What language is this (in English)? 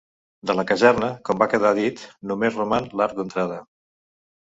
Catalan